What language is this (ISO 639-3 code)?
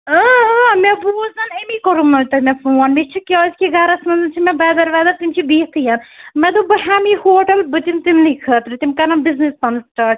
kas